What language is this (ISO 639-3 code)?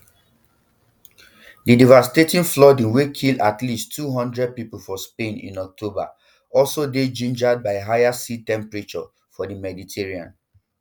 pcm